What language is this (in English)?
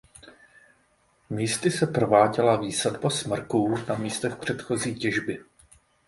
Czech